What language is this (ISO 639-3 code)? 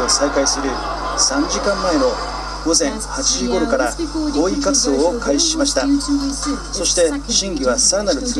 jpn